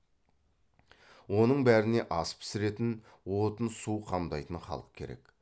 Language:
Kazakh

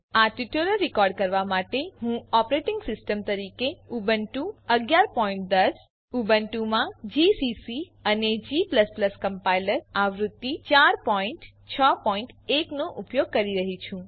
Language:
Gujarati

